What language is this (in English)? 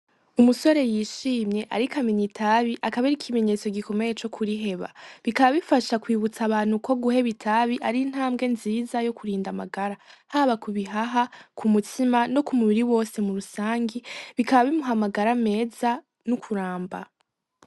Rundi